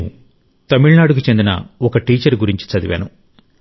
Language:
Telugu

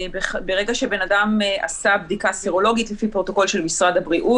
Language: Hebrew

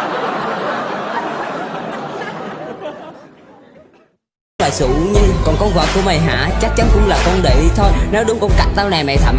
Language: Vietnamese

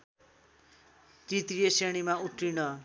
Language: Nepali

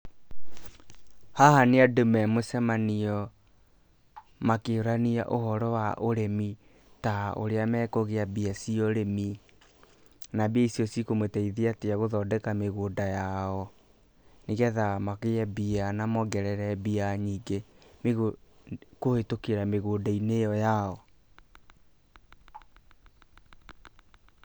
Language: Kikuyu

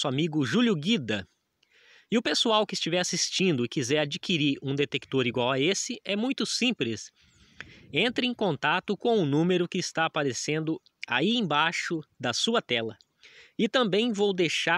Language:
Portuguese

